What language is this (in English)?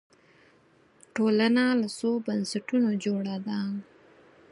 Pashto